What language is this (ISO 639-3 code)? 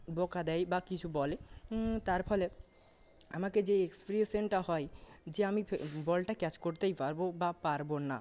ben